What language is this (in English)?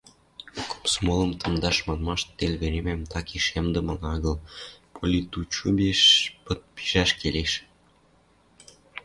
Western Mari